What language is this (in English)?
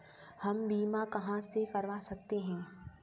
Hindi